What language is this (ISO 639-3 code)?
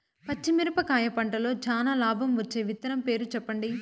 tel